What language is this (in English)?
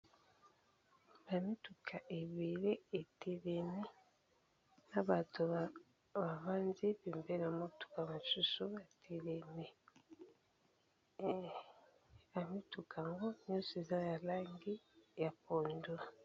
Lingala